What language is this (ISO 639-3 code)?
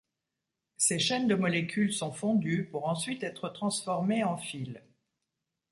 fra